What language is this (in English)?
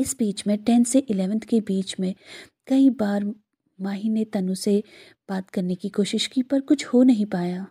Hindi